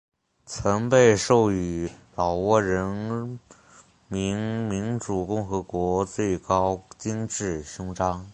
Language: Chinese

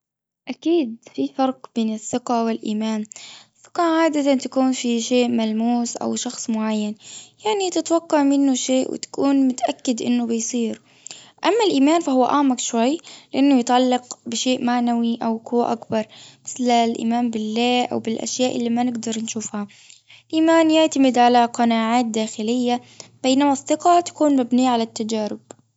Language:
Gulf Arabic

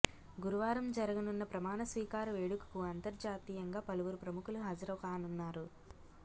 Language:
Telugu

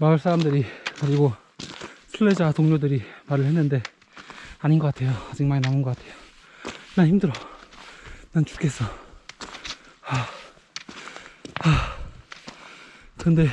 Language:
Korean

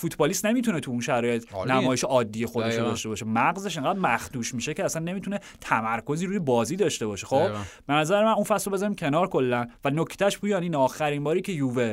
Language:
Persian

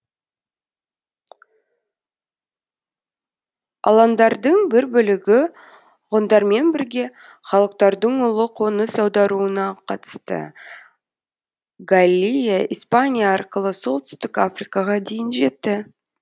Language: Kazakh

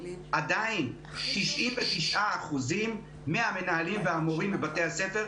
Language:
Hebrew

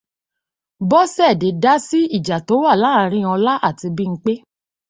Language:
Yoruba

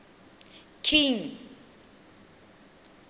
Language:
Tswana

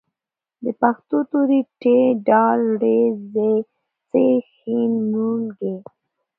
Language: Pashto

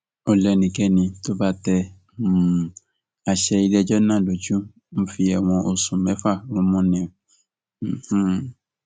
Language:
Yoruba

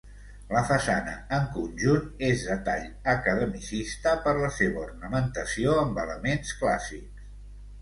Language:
Catalan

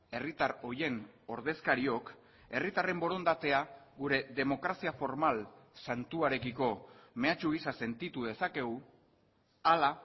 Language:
Basque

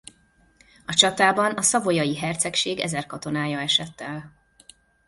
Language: Hungarian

